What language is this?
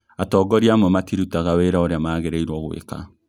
Kikuyu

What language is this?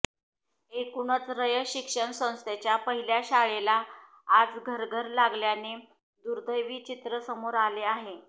Marathi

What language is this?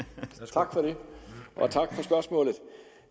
Danish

